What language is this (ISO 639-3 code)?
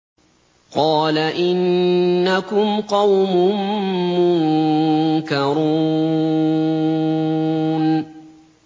ara